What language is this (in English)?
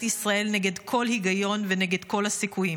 Hebrew